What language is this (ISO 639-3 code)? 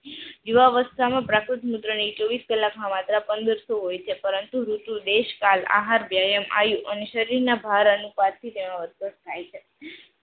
guj